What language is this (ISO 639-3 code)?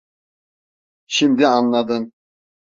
tur